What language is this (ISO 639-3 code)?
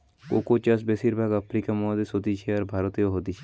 ben